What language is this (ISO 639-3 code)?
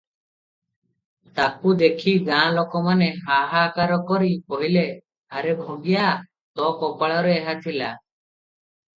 ori